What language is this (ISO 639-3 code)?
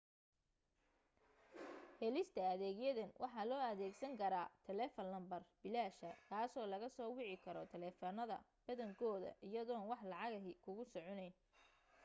som